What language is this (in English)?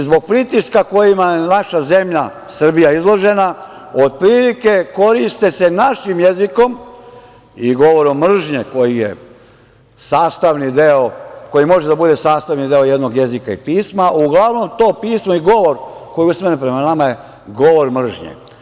Serbian